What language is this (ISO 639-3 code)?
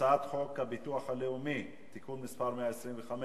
heb